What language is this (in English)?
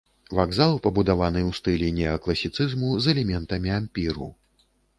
Belarusian